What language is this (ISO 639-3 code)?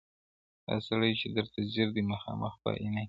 pus